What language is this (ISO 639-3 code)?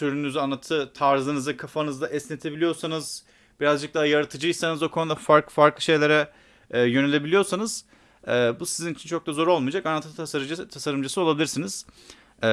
tur